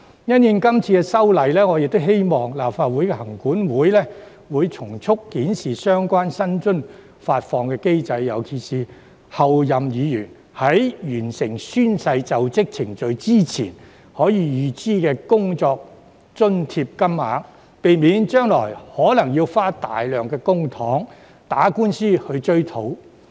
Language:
Cantonese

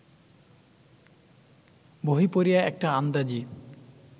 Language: Bangla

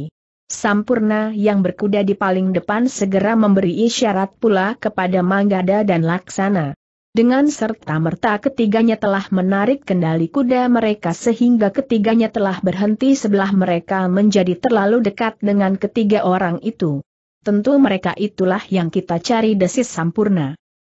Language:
Indonesian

